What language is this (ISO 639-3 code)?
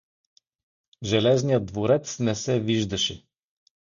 bul